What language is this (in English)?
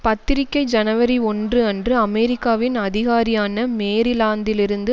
Tamil